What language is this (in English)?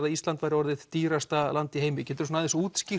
Icelandic